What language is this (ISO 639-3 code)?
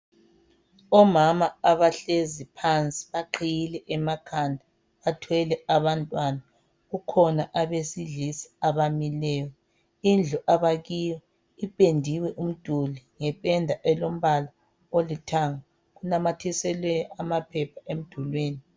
nde